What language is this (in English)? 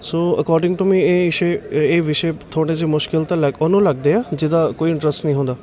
Punjabi